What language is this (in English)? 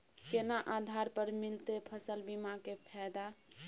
Maithili